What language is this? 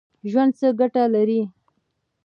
Pashto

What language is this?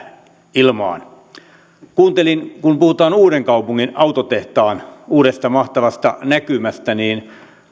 Finnish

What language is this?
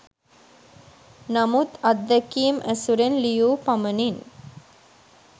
Sinhala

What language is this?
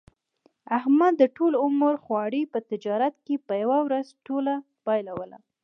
Pashto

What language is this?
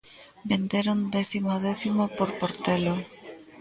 Galician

